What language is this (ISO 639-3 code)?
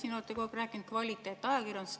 est